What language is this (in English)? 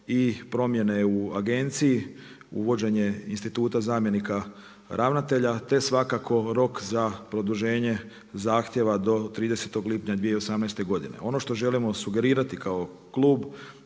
Croatian